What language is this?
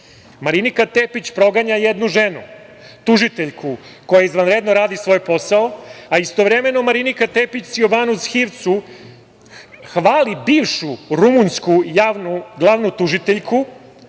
Serbian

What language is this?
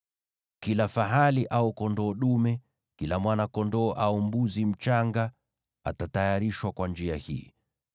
Swahili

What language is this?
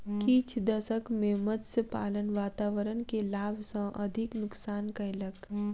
Maithili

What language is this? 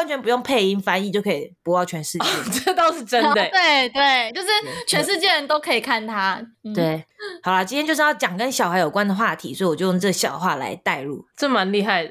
Chinese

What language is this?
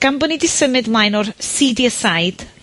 Welsh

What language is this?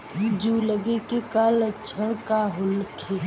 Bhojpuri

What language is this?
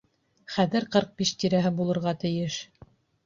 Bashkir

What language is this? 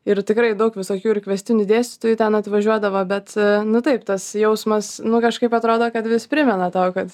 Lithuanian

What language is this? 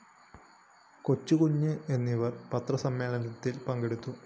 Malayalam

